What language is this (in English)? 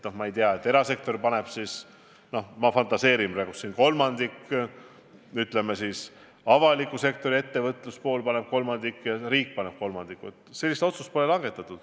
Estonian